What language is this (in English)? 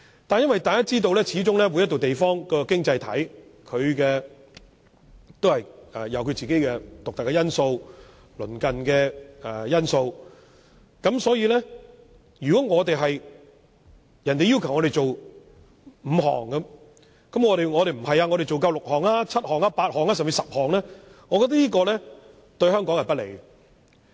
Cantonese